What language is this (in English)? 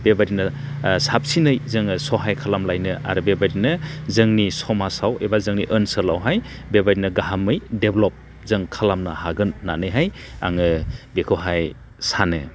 Bodo